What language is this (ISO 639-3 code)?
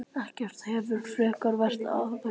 isl